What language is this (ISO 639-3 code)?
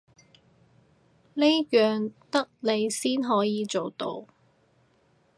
yue